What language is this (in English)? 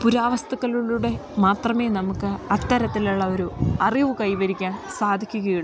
Malayalam